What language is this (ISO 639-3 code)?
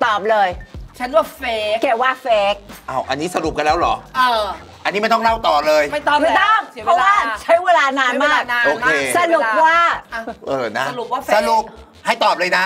tha